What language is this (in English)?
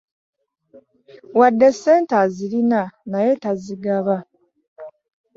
Ganda